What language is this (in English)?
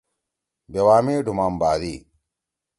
Torwali